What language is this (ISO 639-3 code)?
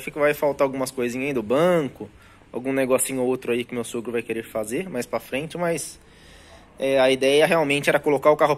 por